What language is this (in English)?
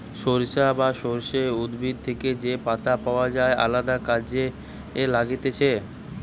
Bangla